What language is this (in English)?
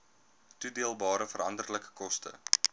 Afrikaans